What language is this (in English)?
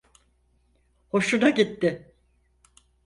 Turkish